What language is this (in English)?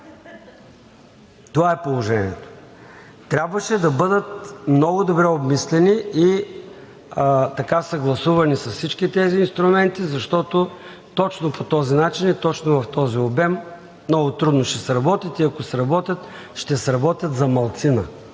Bulgarian